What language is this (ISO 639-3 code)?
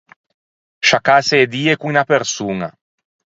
lij